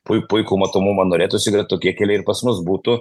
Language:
Lithuanian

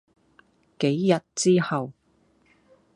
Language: Cantonese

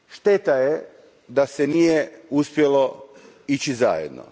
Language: Croatian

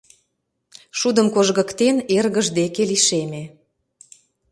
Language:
Mari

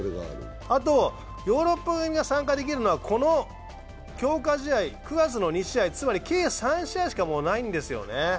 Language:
Japanese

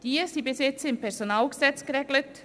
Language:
Swiss German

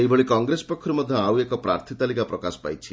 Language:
Odia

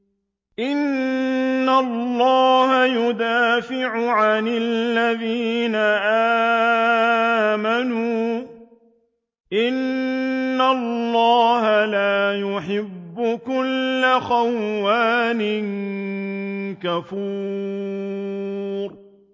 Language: Arabic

